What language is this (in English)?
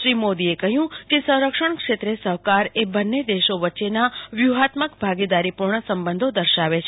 Gujarati